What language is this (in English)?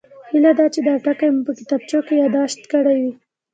Pashto